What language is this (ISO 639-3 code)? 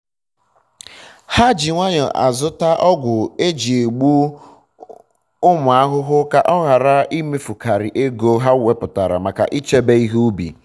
ibo